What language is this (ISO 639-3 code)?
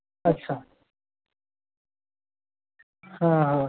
mai